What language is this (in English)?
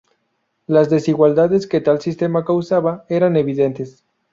Spanish